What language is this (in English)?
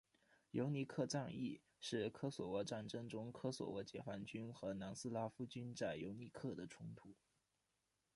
Chinese